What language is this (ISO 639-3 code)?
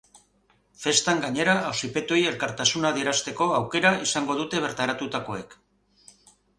eus